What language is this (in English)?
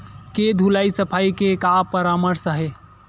Chhattisgarhi